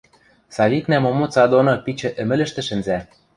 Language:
Western Mari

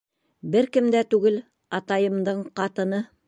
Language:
Bashkir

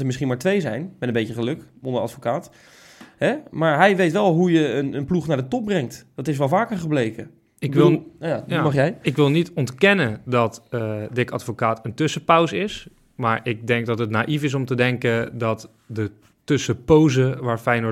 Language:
Dutch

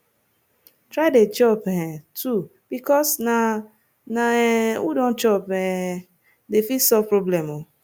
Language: Nigerian Pidgin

